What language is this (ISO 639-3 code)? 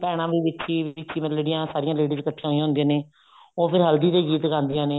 pan